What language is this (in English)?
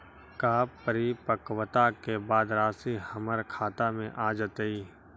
Magahi